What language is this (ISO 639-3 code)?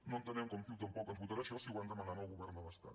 cat